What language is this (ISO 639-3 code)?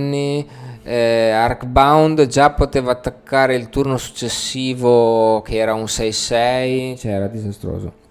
ita